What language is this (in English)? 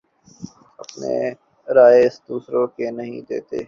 Urdu